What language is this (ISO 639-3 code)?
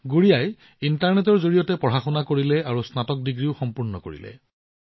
asm